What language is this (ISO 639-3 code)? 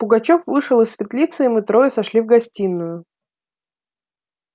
rus